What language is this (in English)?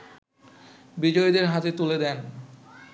Bangla